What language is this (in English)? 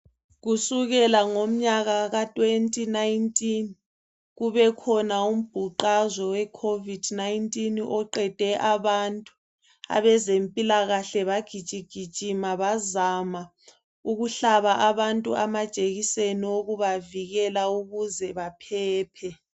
North Ndebele